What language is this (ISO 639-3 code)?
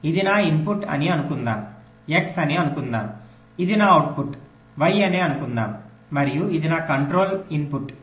tel